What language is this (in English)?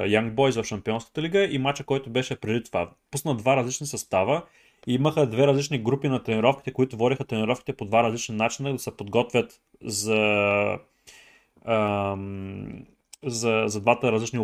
Bulgarian